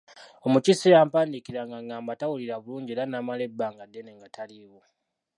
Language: Ganda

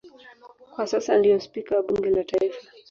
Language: Swahili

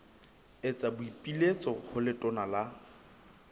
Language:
Southern Sotho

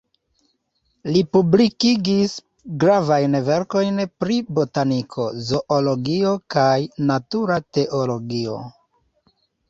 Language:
Esperanto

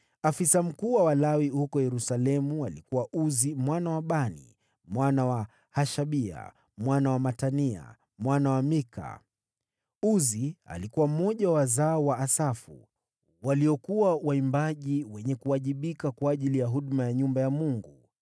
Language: Swahili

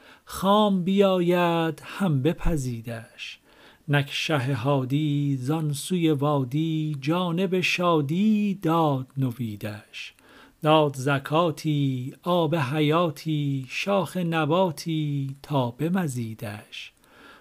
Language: Persian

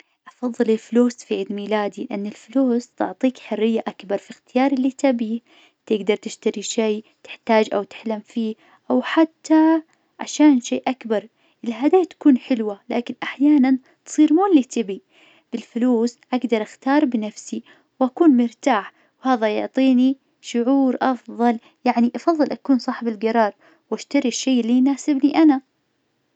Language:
Najdi Arabic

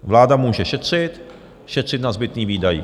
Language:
Czech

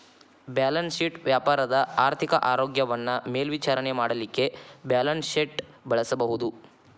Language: Kannada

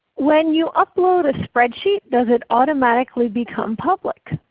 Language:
English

